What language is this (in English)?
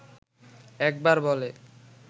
Bangla